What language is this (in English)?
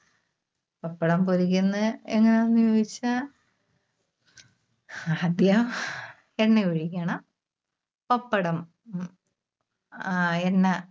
Malayalam